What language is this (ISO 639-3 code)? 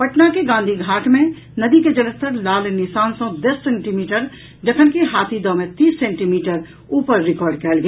mai